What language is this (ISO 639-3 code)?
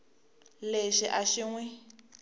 tso